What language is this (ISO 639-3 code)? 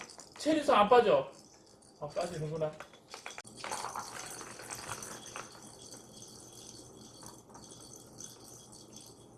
kor